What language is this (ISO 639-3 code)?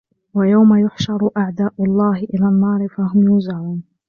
ara